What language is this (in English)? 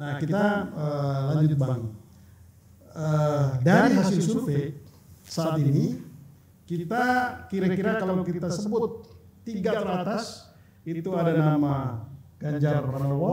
Indonesian